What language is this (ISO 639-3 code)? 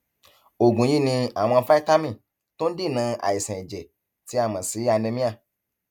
yor